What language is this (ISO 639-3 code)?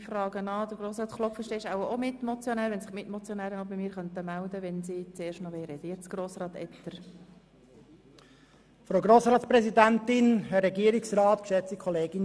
gsw